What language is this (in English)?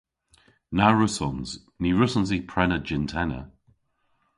Cornish